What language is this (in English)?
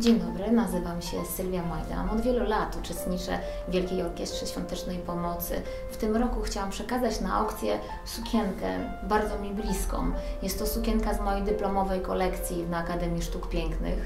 Polish